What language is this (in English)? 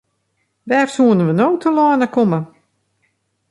Western Frisian